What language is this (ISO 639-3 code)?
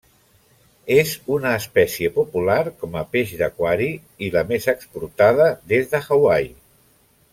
cat